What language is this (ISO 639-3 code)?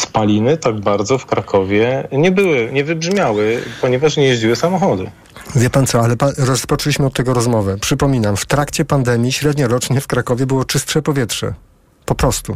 pol